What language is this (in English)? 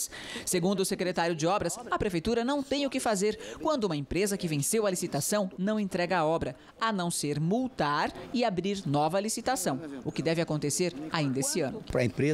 Portuguese